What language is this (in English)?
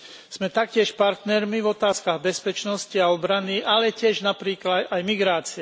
Slovak